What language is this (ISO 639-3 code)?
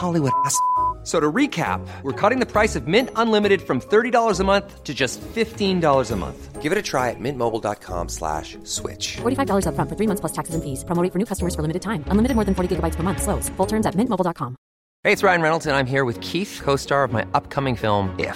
urd